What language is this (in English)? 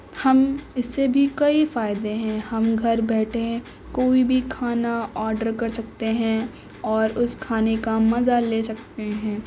Urdu